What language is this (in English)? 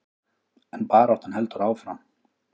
Icelandic